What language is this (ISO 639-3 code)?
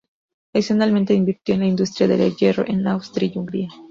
spa